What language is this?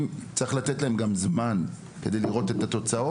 Hebrew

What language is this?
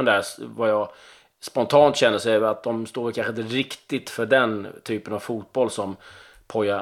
Swedish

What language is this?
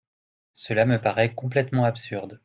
French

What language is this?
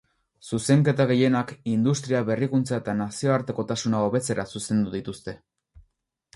Basque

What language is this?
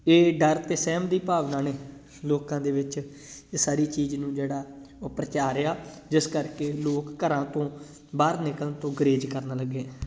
Punjabi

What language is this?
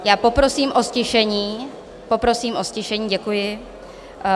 Czech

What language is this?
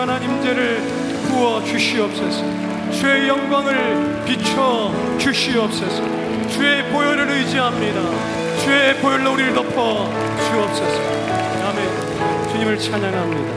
Korean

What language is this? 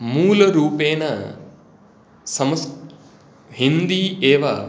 Sanskrit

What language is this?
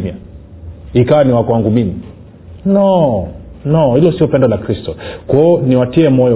Swahili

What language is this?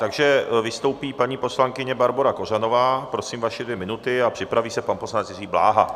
Czech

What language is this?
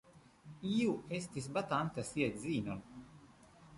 Esperanto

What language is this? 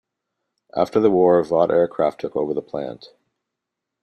English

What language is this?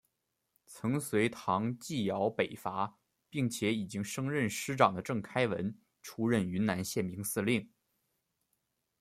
Chinese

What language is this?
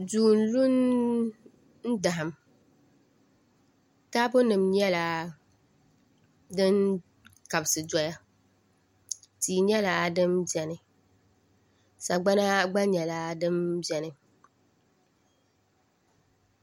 Dagbani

